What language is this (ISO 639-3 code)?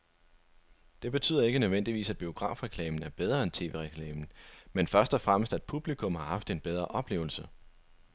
dan